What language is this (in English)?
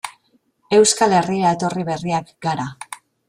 Basque